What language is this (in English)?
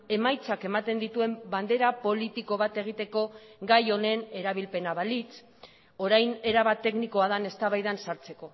Basque